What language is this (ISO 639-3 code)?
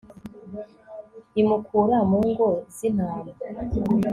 kin